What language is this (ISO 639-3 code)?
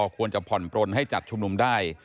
tha